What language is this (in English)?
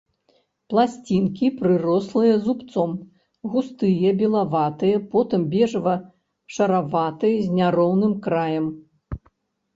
Belarusian